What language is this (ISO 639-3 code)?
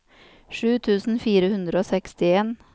nor